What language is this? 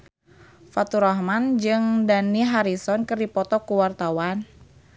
Sundanese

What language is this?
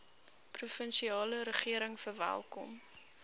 Afrikaans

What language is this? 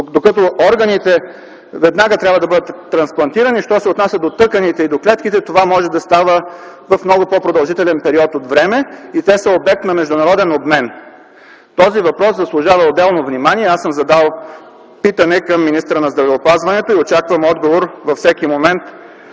Bulgarian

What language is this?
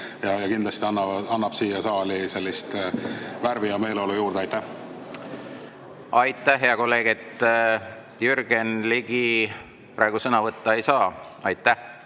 Estonian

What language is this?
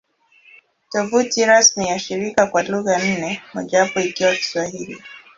Swahili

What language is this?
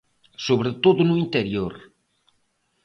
Galician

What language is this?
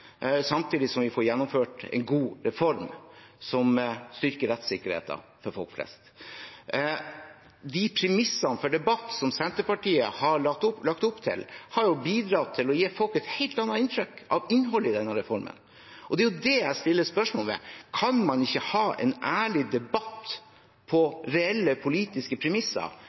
Norwegian Bokmål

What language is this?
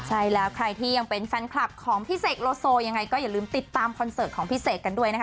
Thai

